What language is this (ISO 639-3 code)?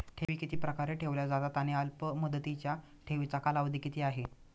mar